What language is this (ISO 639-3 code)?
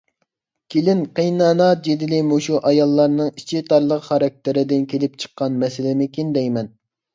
uig